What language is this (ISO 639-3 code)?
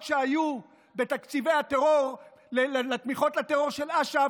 heb